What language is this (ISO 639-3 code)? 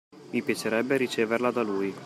ita